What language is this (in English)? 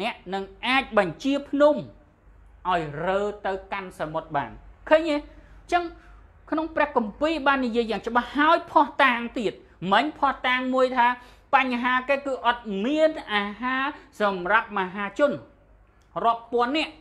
Thai